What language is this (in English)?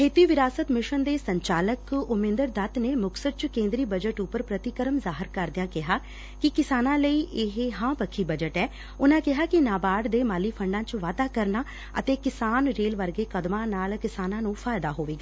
Punjabi